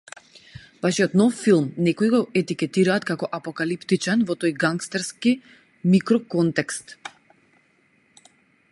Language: Macedonian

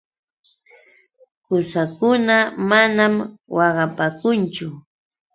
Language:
Yauyos Quechua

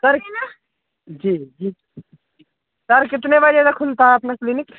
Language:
Hindi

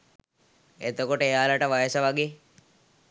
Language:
Sinhala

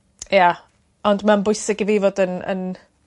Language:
Welsh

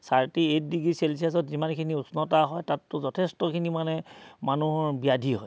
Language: Assamese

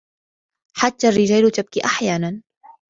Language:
Arabic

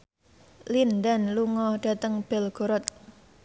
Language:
Javanese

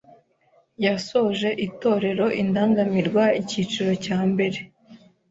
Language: Kinyarwanda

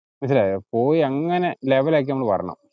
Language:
Malayalam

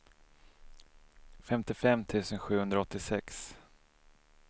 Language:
Swedish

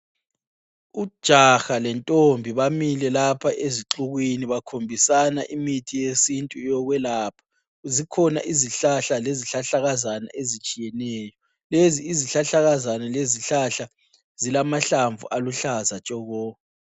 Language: North Ndebele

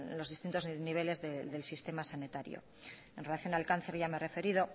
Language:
Spanish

